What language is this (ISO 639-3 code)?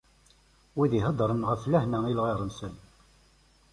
kab